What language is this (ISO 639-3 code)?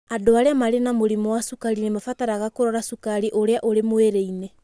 kik